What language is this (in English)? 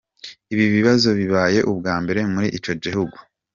Kinyarwanda